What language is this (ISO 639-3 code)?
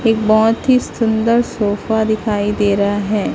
hin